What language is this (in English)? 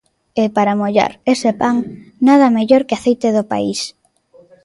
Galician